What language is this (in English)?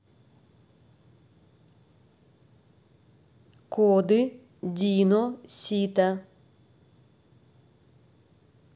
Russian